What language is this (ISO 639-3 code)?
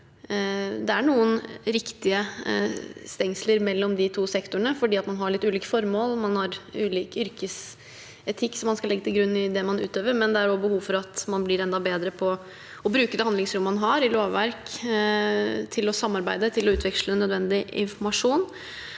nor